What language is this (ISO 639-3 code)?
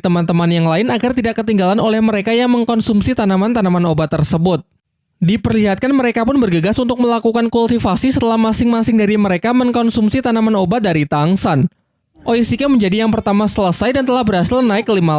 ind